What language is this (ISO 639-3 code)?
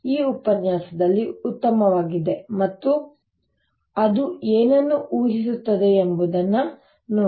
kan